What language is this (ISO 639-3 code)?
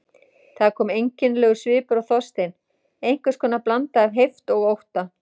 isl